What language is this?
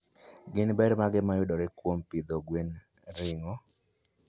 Luo (Kenya and Tanzania)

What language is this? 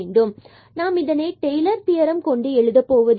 Tamil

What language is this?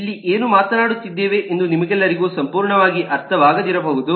Kannada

